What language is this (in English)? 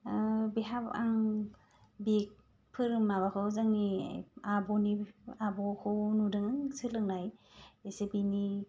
Bodo